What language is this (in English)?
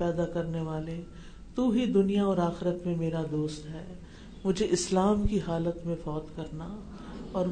Urdu